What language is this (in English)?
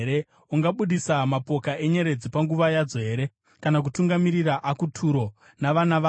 Shona